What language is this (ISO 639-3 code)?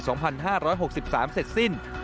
tha